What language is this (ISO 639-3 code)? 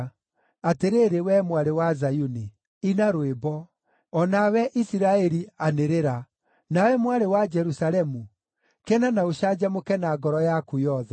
kik